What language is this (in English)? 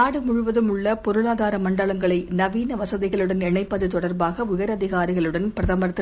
Tamil